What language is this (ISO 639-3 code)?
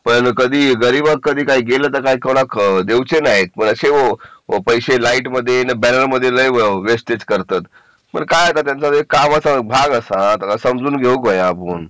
mar